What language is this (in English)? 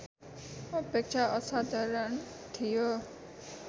Nepali